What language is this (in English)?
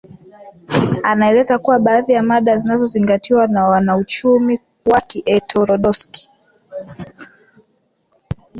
Swahili